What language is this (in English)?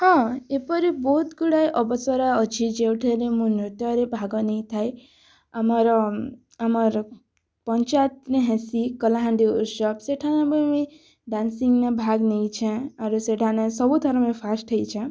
Odia